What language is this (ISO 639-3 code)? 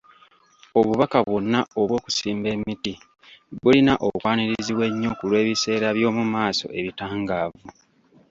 lug